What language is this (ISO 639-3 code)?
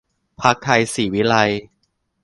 tha